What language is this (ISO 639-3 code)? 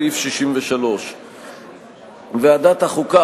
heb